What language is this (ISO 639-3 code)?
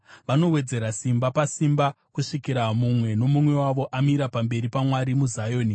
sna